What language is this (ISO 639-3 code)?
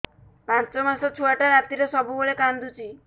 ori